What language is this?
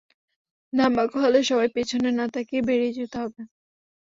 Bangla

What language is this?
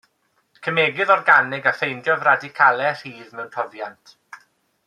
Welsh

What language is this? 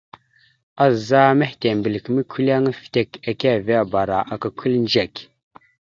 Mada (Cameroon)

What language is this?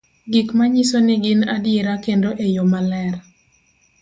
Luo (Kenya and Tanzania)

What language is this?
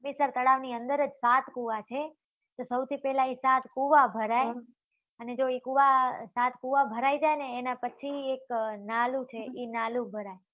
Gujarati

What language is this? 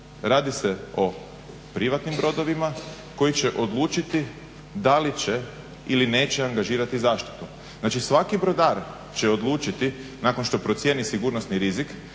Croatian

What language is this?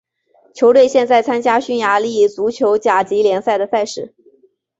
Chinese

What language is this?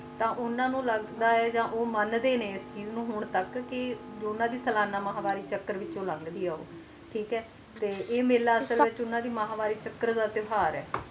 Punjabi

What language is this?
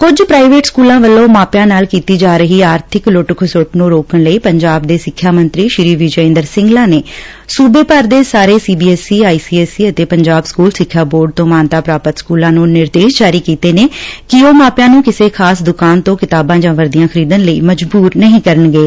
Punjabi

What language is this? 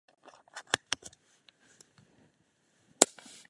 Czech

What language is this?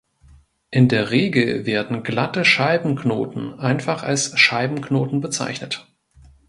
German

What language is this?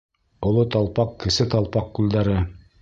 Bashkir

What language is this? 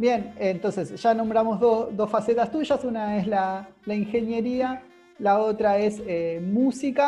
Spanish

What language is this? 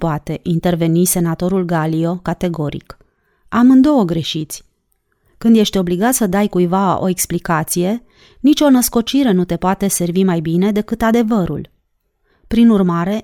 Romanian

